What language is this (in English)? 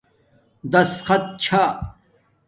Domaaki